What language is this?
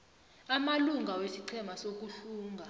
South Ndebele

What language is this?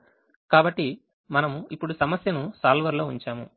Telugu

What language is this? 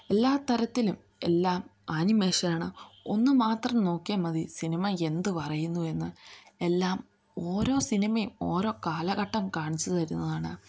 Malayalam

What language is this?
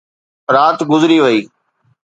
Sindhi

